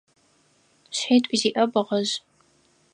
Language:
Adyghe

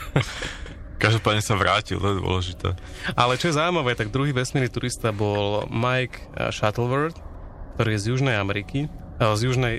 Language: Slovak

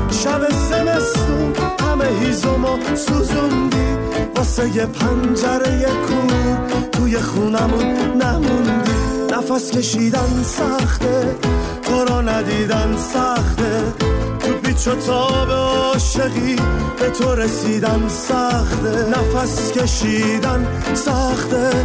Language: Persian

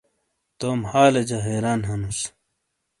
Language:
Shina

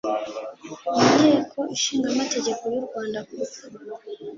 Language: Kinyarwanda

